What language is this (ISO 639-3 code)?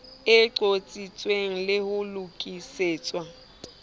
sot